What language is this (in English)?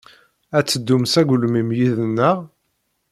Kabyle